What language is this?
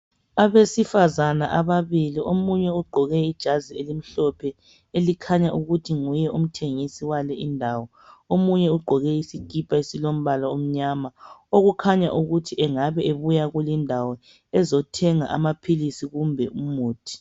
North Ndebele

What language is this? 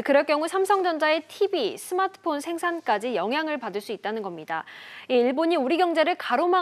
Korean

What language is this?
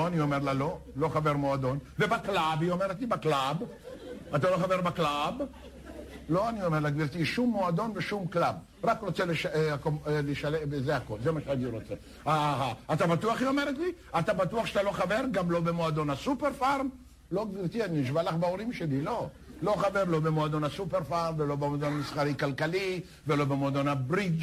Hebrew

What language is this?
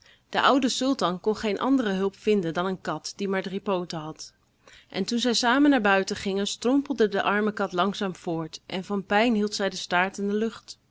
Dutch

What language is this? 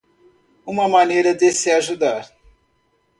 Portuguese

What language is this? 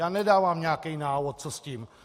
Czech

